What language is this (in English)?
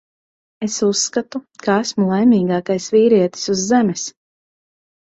Latvian